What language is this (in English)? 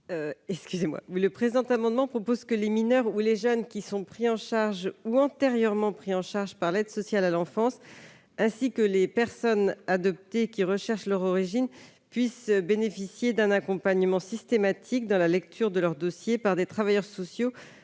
French